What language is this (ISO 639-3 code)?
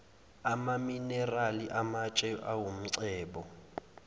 zul